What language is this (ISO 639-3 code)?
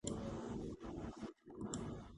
kat